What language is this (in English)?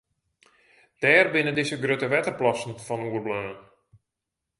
Western Frisian